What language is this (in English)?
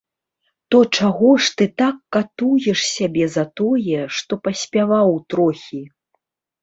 Belarusian